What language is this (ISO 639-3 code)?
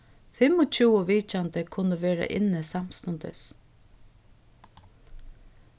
fao